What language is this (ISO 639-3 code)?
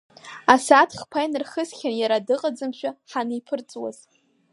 abk